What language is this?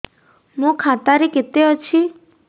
Odia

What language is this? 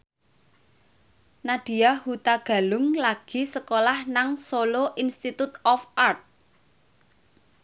Javanese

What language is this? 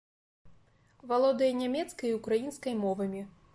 Belarusian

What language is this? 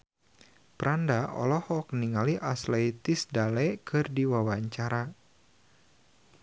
Sundanese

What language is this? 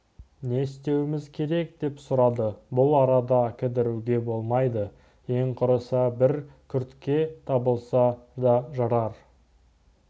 Kazakh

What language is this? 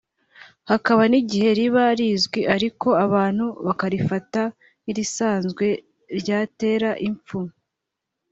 Kinyarwanda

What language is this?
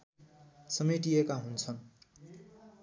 Nepali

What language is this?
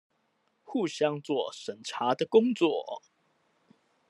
Chinese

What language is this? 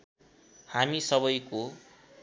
Nepali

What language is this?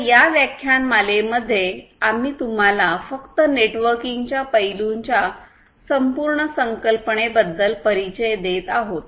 Marathi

